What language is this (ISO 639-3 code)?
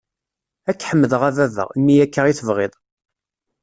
kab